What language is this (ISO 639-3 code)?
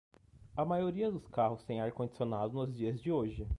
por